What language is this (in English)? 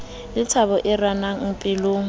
Southern Sotho